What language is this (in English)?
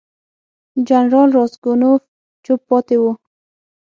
Pashto